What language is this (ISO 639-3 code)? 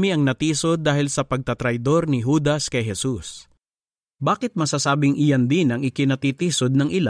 fil